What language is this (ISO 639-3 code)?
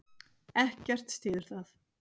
isl